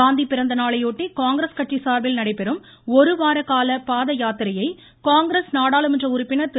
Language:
Tamil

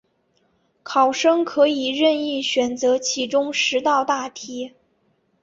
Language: Chinese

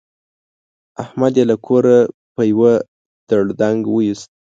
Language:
Pashto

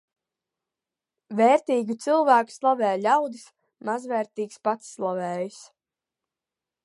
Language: Latvian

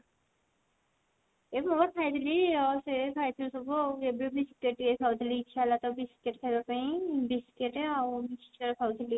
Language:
Odia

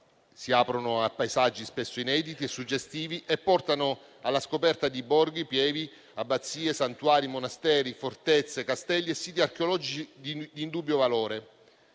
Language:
Italian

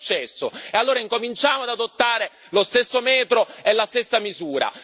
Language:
Italian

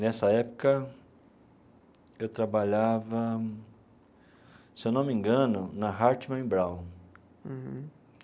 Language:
Portuguese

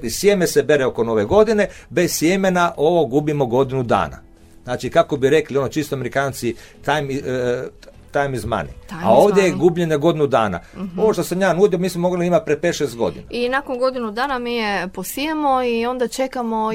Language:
Croatian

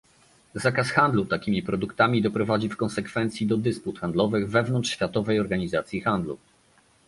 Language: Polish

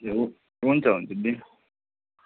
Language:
Nepali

